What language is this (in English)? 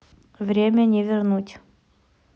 Russian